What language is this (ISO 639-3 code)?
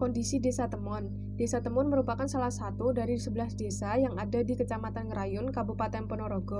ind